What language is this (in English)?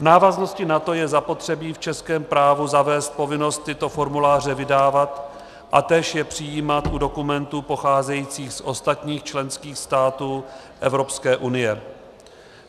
Czech